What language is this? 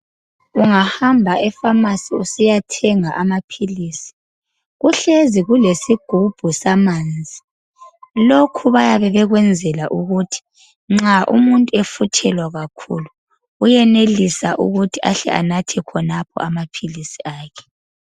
North Ndebele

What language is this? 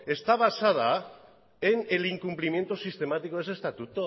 Spanish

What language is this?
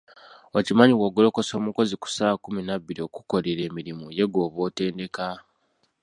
Ganda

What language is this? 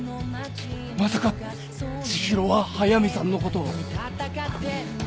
Japanese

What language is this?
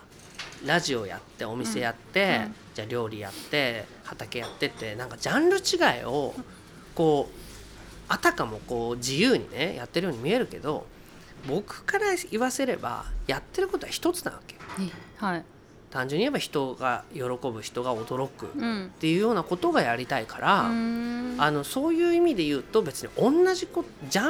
Japanese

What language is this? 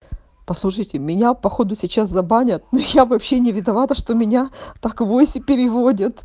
Russian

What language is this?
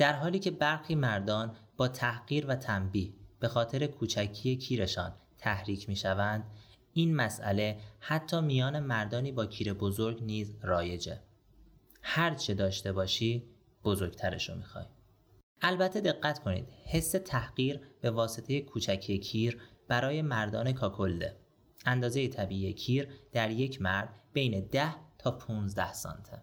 Persian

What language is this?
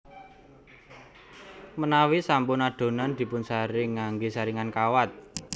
Javanese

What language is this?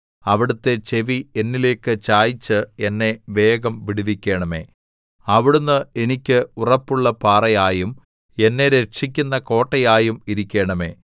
Malayalam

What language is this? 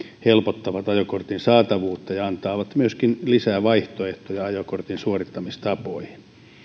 Finnish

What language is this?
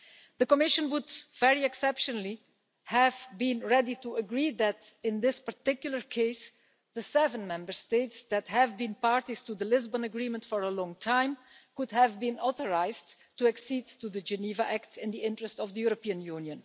English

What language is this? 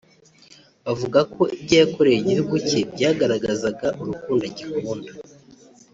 Kinyarwanda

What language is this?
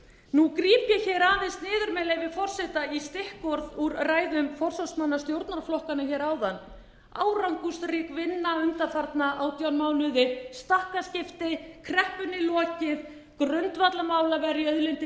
Icelandic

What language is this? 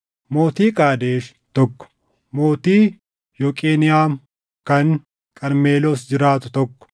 Oromo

